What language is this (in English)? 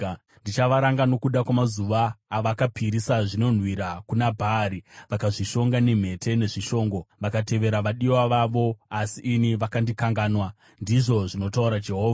Shona